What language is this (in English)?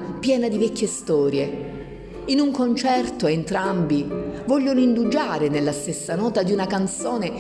Italian